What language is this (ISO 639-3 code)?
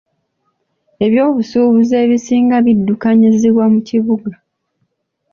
lug